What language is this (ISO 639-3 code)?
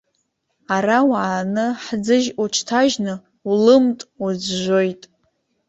abk